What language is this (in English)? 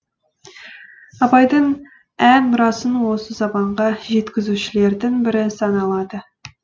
Kazakh